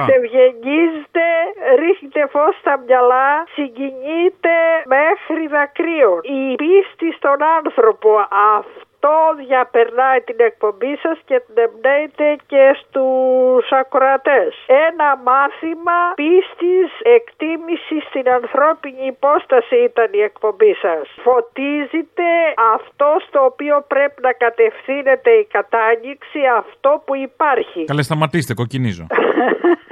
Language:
Greek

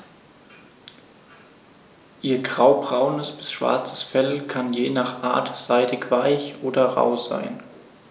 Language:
German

